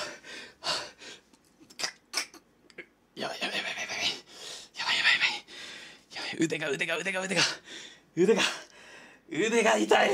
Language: Japanese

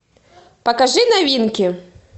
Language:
Russian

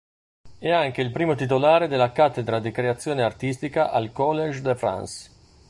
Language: Italian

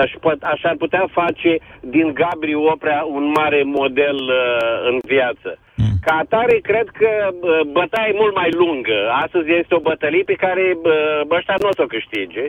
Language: Romanian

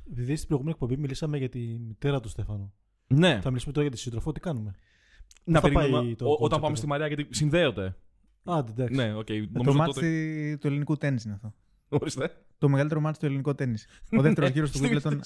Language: Greek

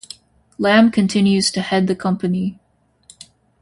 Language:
English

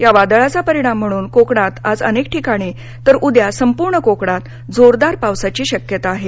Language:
Marathi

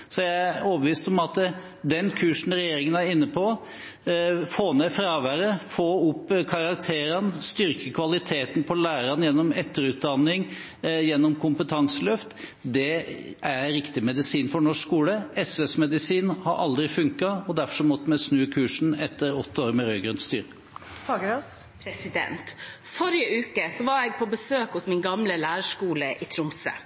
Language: Norwegian Bokmål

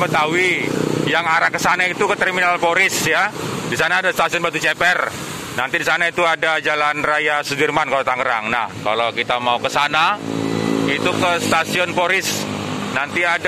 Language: Indonesian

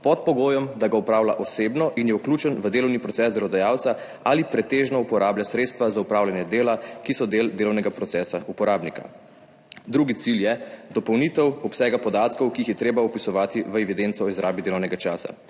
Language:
Slovenian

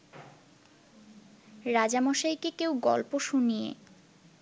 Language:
Bangla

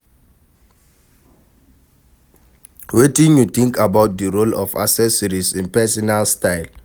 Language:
Nigerian Pidgin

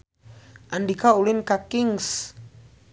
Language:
Sundanese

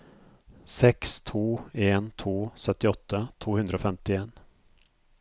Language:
Norwegian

